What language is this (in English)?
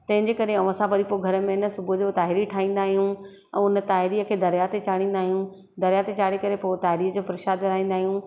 Sindhi